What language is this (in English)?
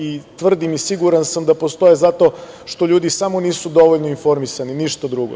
Serbian